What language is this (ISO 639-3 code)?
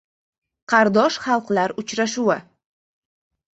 uzb